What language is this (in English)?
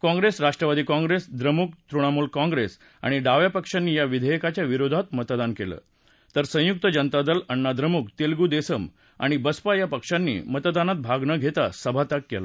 Marathi